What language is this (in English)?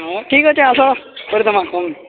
Odia